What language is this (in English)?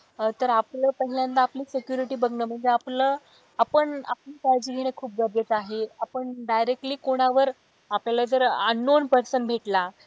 Marathi